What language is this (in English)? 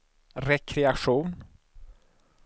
Swedish